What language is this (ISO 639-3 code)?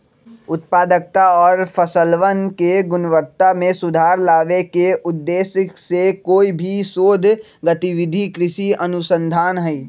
mag